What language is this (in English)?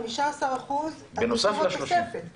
Hebrew